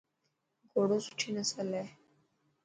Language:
Dhatki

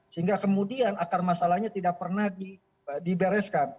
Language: Indonesian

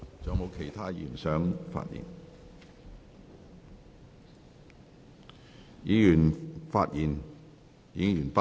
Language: Cantonese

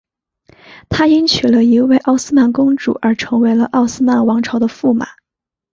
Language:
Chinese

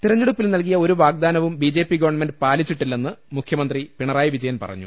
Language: Malayalam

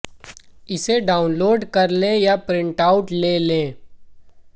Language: Hindi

